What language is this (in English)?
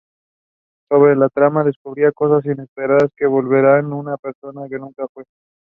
English